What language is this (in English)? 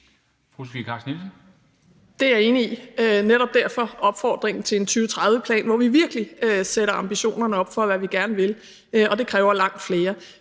Danish